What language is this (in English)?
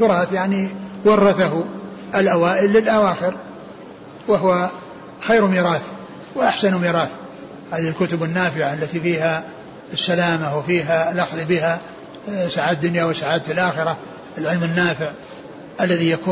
Arabic